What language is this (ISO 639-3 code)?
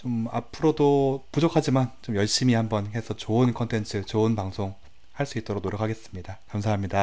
kor